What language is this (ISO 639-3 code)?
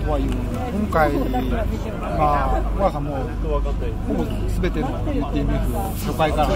jpn